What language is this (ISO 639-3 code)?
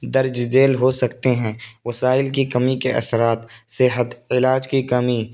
urd